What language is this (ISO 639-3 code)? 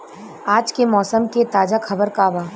bho